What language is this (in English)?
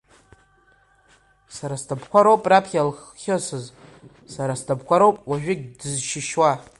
Abkhazian